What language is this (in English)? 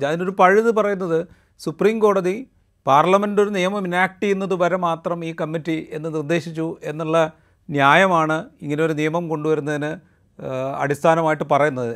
Malayalam